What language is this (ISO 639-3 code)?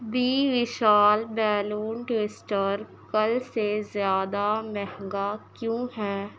urd